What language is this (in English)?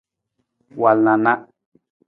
Nawdm